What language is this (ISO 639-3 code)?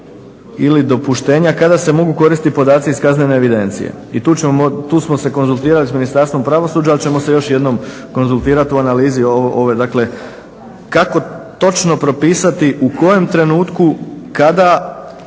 hrv